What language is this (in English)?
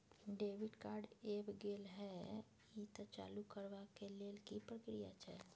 Maithili